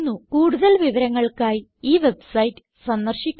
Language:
Malayalam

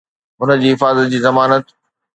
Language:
Sindhi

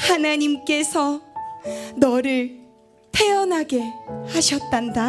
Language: Korean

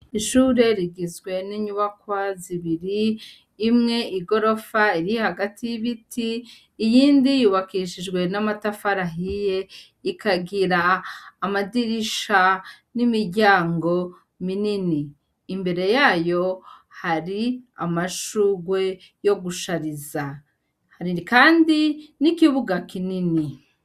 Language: Rundi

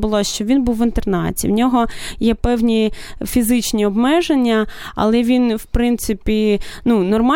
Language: Ukrainian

